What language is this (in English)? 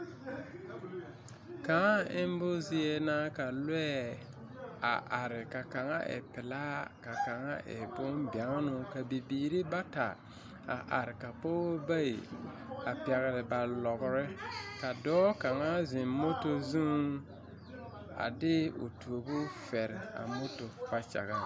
Southern Dagaare